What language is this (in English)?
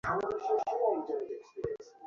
Bangla